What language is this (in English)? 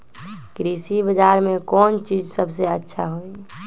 Magahi